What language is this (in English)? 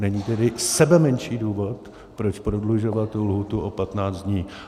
Czech